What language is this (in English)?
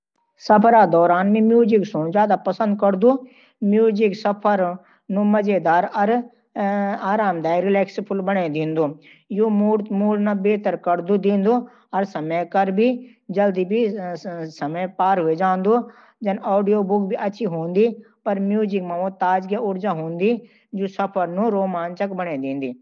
Garhwali